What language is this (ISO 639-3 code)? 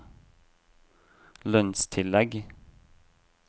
nor